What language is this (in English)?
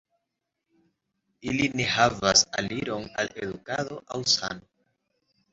Esperanto